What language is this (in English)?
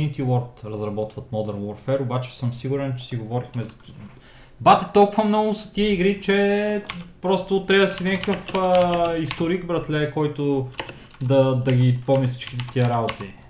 Bulgarian